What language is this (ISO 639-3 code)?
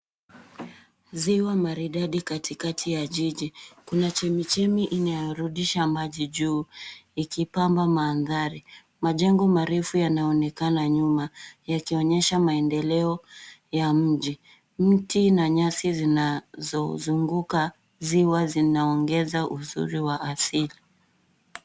swa